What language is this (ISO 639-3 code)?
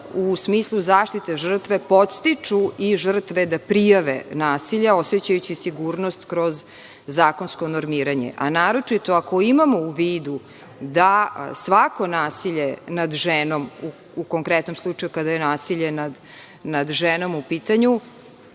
srp